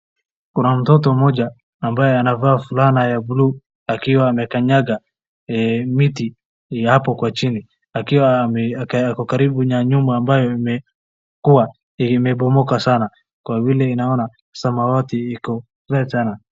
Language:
Swahili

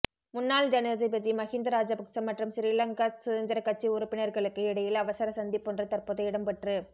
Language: Tamil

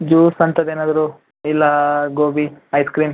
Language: Kannada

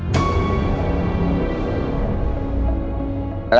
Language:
Thai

